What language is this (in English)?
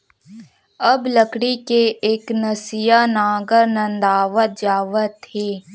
Chhattisgarhi